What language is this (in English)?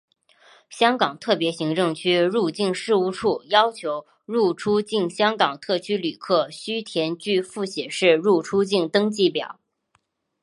Chinese